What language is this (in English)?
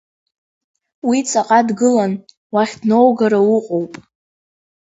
Abkhazian